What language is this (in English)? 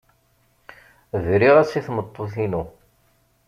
Kabyle